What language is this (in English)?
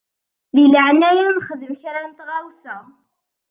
Kabyle